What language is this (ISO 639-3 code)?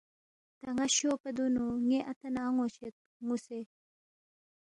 bft